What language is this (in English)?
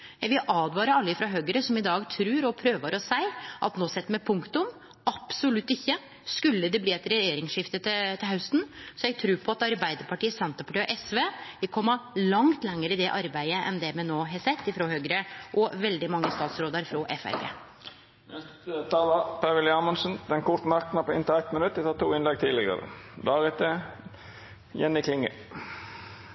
Norwegian Nynorsk